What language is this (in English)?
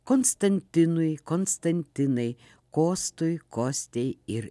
Lithuanian